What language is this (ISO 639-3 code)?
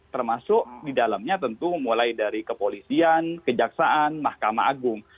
ind